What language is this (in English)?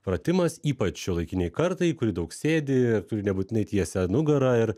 Lithuanian